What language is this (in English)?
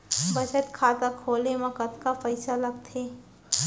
Chhattisgarhi